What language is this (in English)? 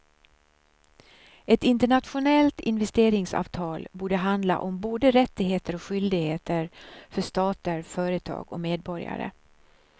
Swedish